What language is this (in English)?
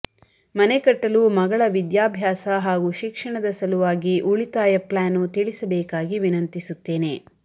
Kannada